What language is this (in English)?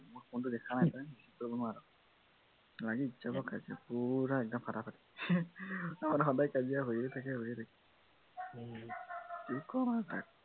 Assamese